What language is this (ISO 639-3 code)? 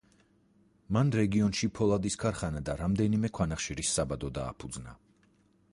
kat